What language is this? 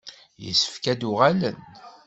Kabyle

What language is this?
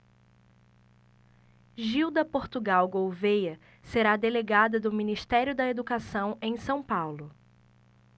Portuguese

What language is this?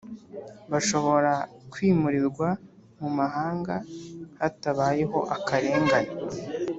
Kinyarwanda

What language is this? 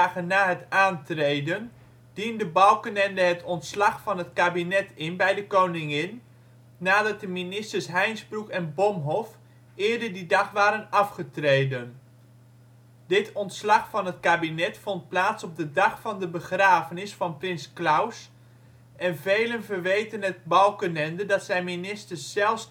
Dutch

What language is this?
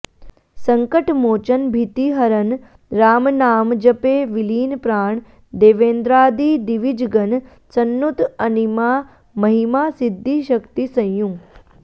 Sanskrit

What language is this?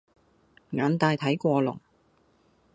Cantonese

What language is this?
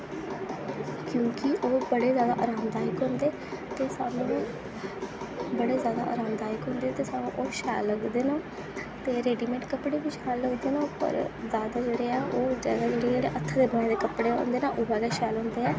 Dogri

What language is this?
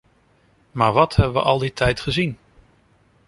Dutch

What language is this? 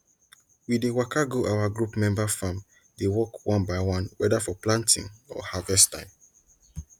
Nigerian Pidgin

